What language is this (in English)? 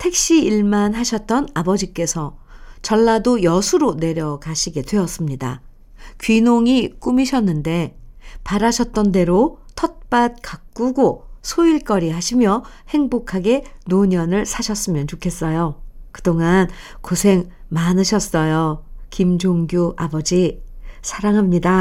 Korean